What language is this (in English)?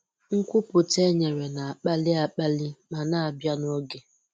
Igbo